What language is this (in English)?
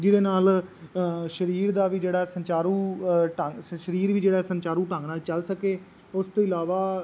Punjabi